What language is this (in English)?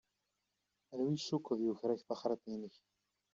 Kabyle